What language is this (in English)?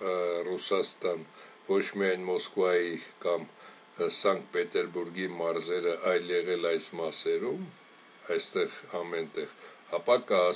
Romanian